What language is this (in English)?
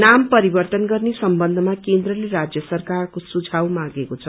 Nepali